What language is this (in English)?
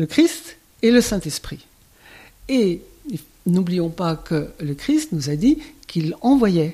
French